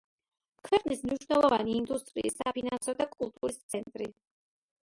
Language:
Georgian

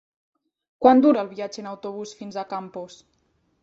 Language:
Catalan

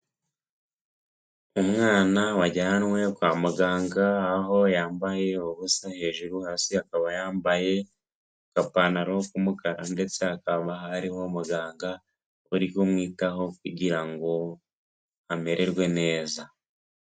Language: Kinyarwanda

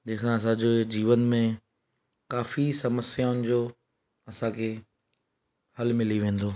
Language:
Sindhi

